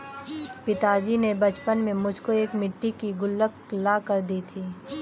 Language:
Hindi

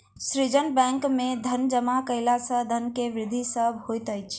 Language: Maithili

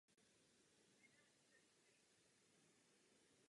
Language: Czech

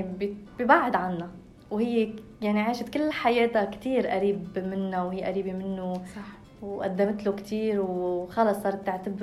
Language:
Arabic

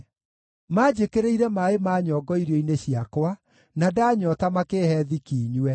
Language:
Kikuyu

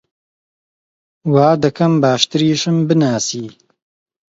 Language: Central Kurdish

